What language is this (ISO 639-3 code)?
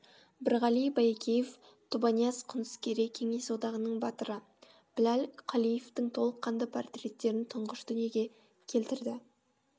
kaz